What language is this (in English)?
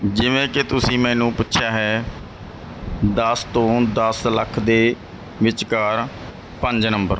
Punjabi